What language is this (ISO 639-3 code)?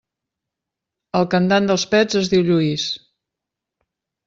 cat